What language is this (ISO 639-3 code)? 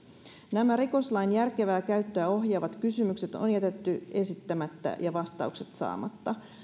fin